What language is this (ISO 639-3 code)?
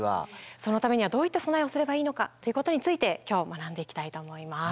jpn